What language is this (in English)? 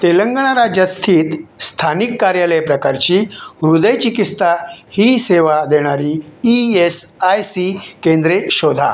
Marathi